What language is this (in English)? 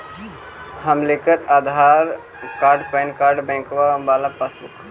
Magahi